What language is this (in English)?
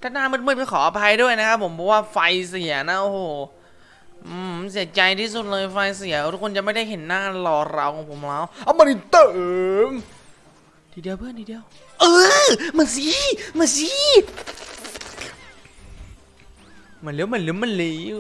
Thai